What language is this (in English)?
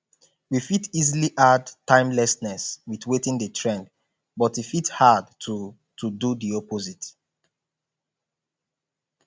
Nigerian Pidgin